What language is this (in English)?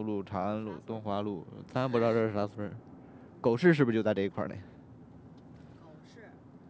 Chinese